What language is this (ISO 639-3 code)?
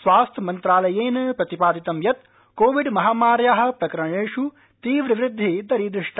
san